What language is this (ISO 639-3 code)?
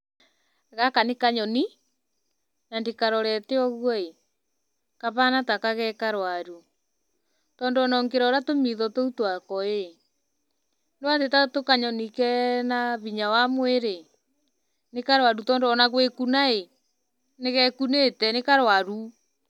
kik